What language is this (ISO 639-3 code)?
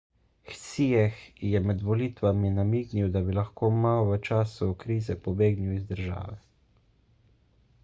slv